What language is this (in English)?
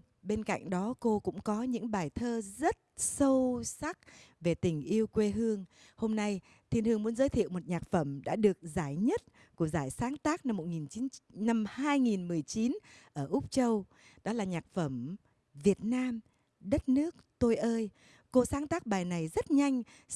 Vietnamese